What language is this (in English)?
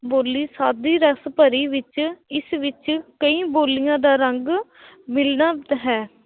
Punjabi